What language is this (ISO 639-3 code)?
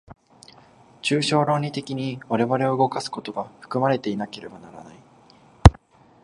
jpn